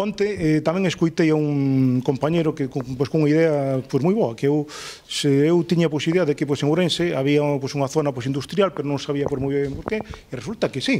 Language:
Spanish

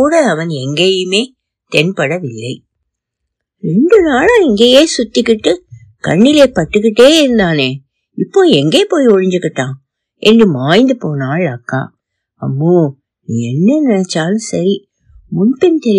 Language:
Tamil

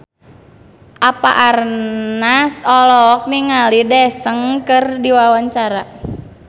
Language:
Sundanese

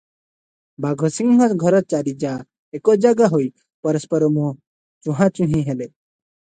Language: Odia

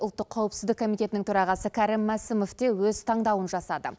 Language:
Kazakh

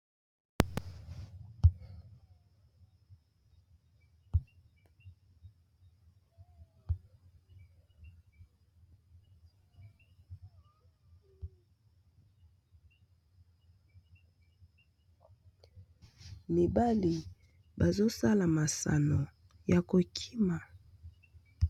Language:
Lingala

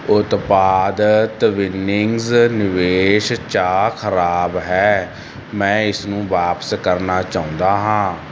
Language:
Punjabi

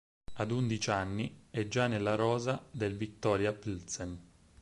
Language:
Italian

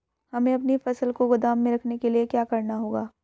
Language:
Hindi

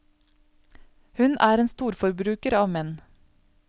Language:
Norwegian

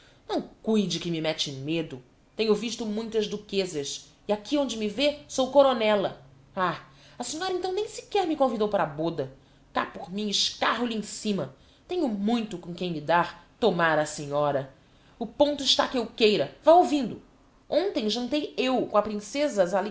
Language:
Portuguese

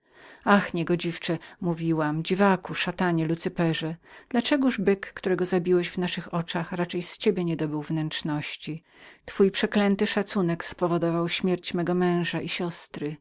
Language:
Polish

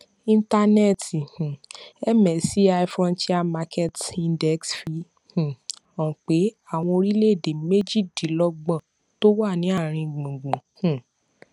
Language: Yoruba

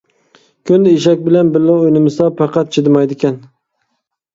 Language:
Uyghur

